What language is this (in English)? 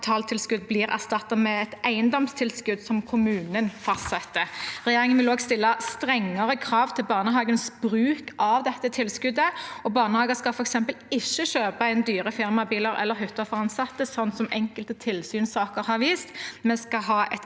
Norwegian